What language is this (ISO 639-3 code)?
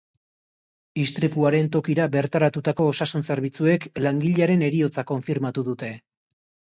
eus